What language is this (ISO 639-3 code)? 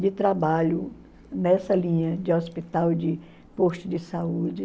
por